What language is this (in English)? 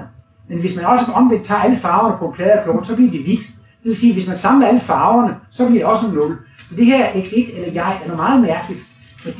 Danish